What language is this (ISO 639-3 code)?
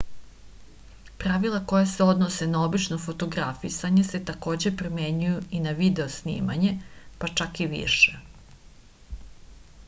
srp